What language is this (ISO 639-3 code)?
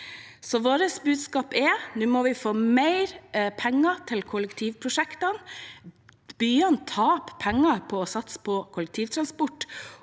nor